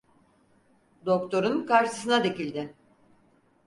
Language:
Turkish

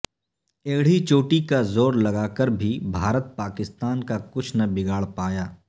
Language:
Urdu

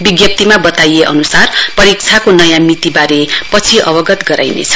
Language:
Nepali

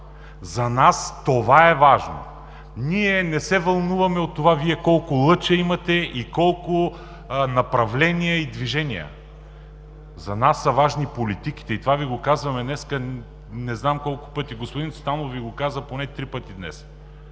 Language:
Bulgarian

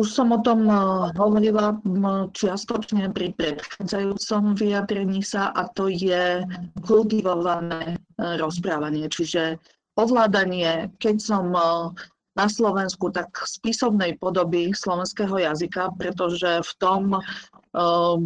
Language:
Slovak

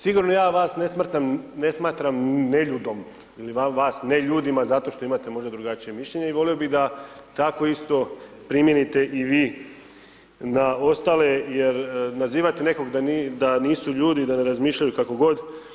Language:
Croatian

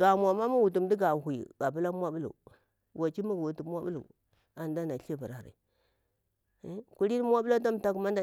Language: Bura-Pabir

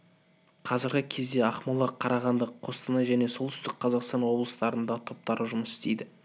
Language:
Kazakh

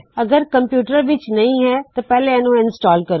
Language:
Punjabi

